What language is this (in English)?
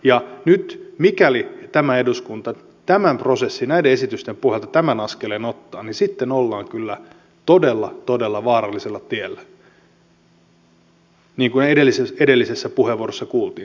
Finnish